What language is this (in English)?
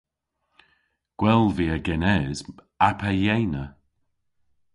Cornish